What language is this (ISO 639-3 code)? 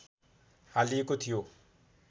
nep